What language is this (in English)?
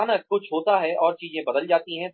Hindi